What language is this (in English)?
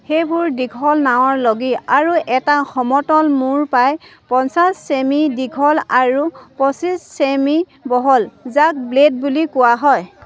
Assamese